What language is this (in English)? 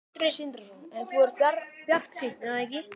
Icelandic